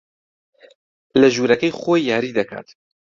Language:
Central Kurdish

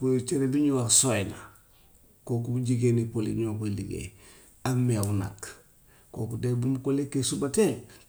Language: Gambian Wolof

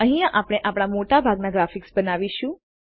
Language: Gujarati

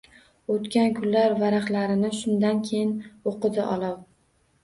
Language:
Uzbek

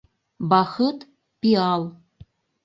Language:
Mari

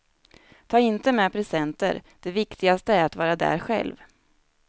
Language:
Swedish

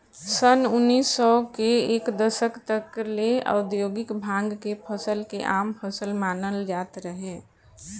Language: Bhojpuri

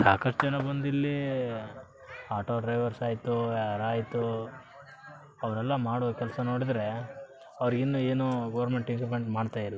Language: Kannada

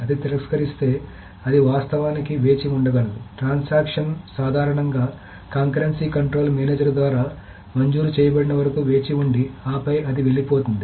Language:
Telugu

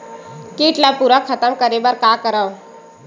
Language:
Chhattisgarhi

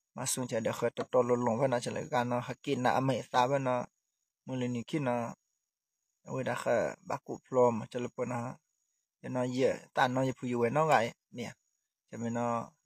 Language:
Thai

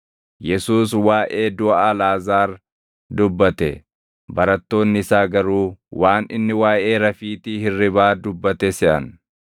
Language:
Oromo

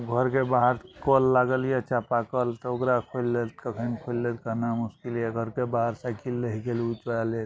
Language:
Maithili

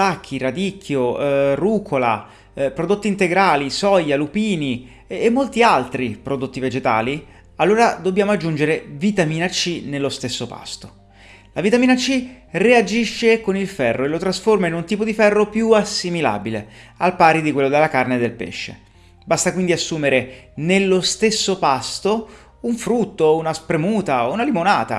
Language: Italian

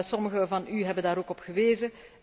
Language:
Dutch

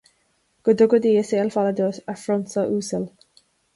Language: Irish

